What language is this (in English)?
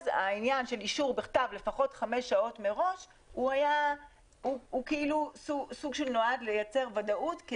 Hebrew